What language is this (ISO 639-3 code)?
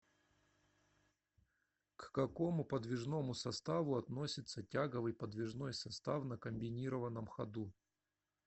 rus